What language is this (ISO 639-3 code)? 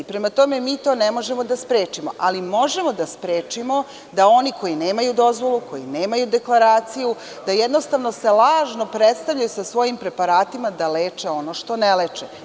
srp